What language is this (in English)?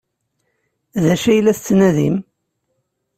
Kabyle